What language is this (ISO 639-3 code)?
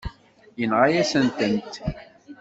kab